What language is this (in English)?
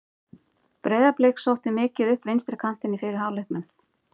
Icelandic